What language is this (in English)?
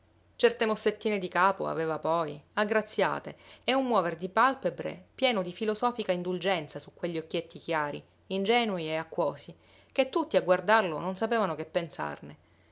Italian